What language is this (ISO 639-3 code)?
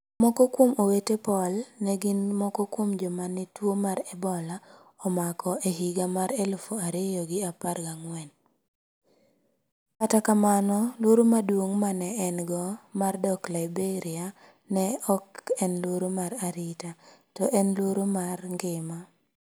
luo